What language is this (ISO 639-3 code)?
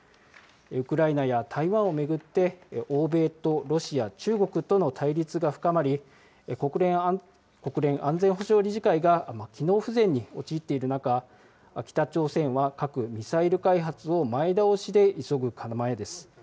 jpn